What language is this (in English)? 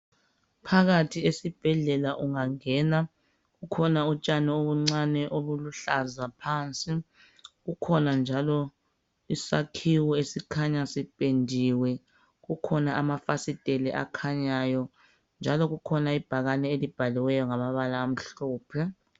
North Ndebele